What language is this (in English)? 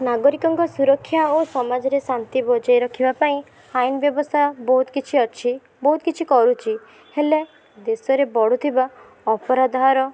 Odia